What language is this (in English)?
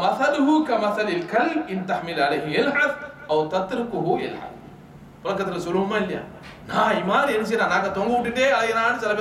Arabic